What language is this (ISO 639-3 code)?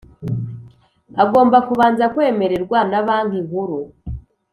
kin